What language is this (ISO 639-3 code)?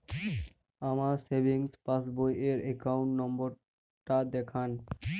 ben